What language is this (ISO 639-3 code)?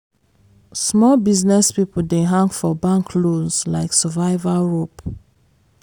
pcm